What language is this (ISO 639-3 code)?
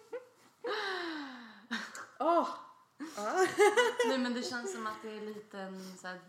swe